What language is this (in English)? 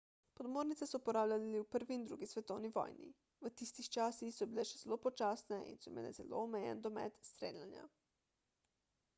Slovenian